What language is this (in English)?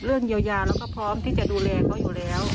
Thai